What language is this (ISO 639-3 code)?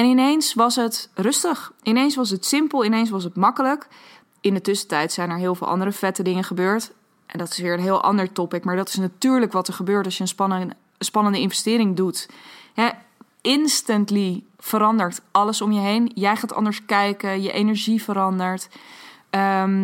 nld